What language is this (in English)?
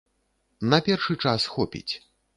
Belarusian